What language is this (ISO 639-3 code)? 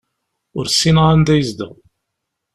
kab